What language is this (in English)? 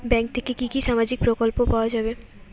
Bangla